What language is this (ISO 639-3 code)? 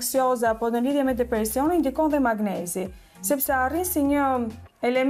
ron